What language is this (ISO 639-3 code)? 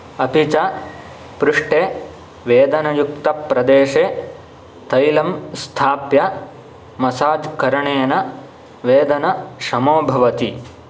san